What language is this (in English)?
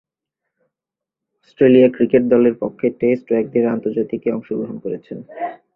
Bangla